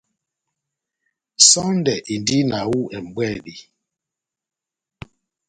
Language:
Batanga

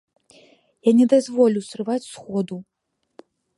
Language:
Belarusian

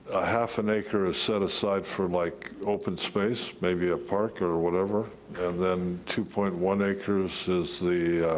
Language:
English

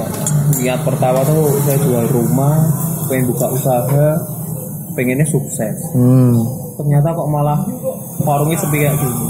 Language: Indonesian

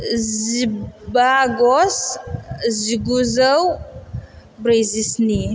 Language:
Bodo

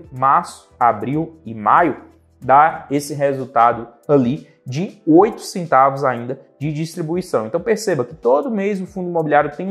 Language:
Portuguese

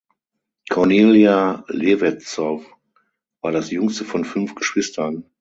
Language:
German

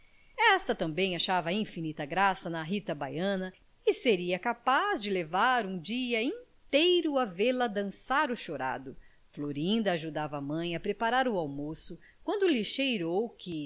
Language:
Portuguese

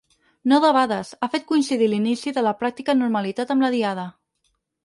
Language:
Catalan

